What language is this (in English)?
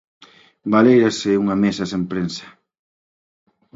Galician